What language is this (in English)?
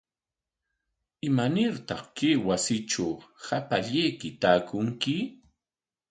Corongo Ancash Quechua